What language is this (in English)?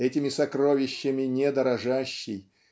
Russian